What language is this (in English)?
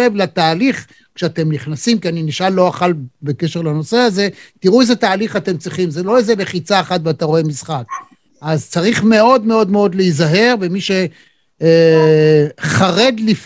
Hebrew